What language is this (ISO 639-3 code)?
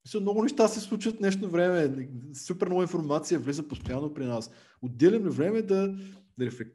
bul